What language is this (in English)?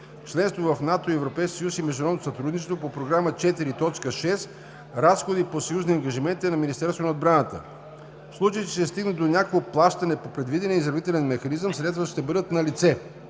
Bulgarian